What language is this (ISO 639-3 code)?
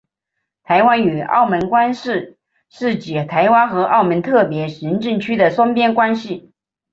zho